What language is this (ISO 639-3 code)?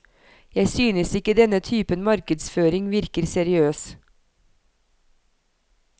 nor